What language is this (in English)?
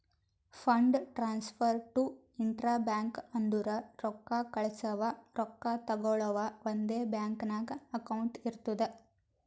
Kannada